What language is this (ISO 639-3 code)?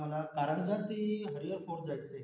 mar